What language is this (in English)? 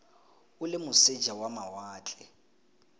Tswana